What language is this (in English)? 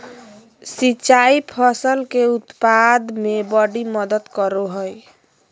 Magahi